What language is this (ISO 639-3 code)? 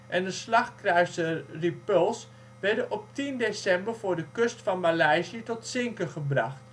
nld